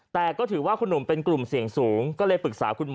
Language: Thai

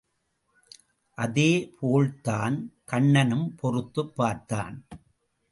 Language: Tamil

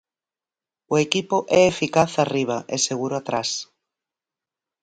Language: Galician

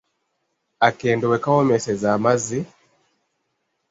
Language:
Ganda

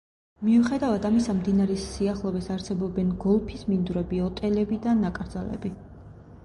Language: Georgian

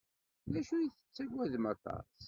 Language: Kabyle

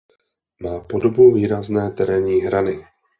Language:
Czech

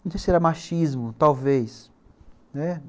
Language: Portuguese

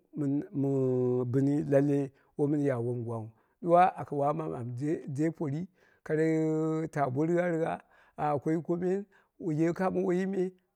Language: Dera (Nigeria)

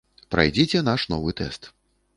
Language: Belarusian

